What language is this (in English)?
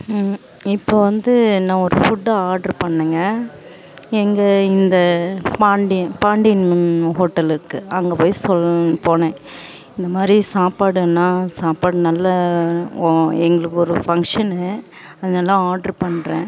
Tamil